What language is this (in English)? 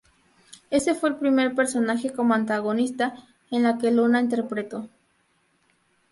Spanish